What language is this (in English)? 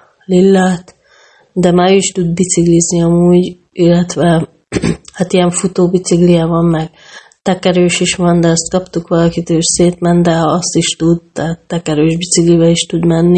Hungarian